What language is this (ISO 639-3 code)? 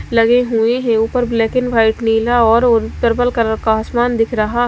hin